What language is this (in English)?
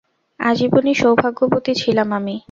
Bangla